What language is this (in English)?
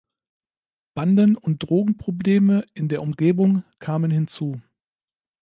German